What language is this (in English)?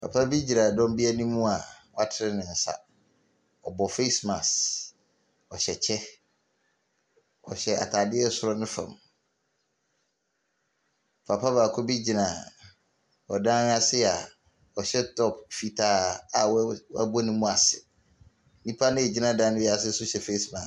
Akan